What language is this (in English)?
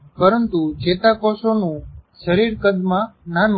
Gujarati